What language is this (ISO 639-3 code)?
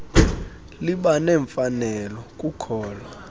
xho